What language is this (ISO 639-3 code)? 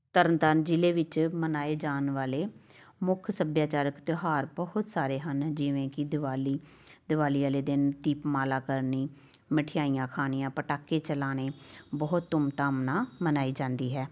pan